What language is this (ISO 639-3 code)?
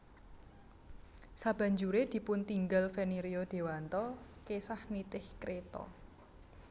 jav